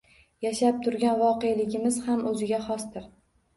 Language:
Uzbek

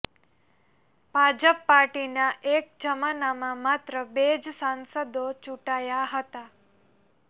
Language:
Gujarati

